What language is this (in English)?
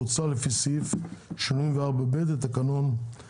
Hebrew